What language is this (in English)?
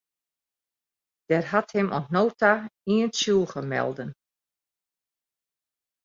Western Frisian